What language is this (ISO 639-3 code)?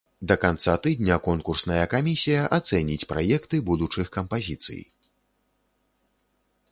bel